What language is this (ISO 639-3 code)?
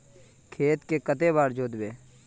mag